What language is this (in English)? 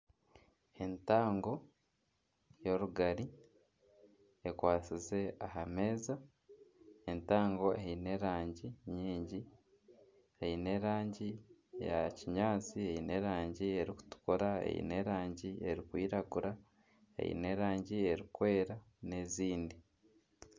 Nyankole